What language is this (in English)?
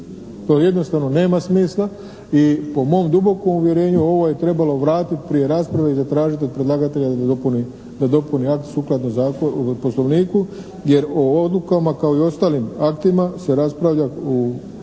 Croatian